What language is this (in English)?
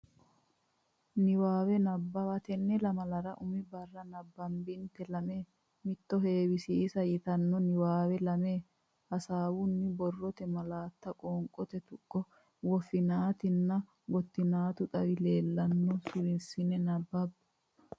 Sidamo